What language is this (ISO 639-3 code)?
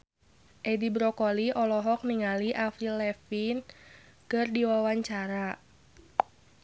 sun